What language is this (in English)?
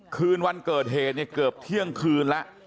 Thai